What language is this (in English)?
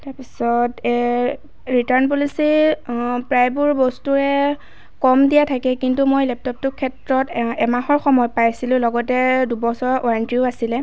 Assamese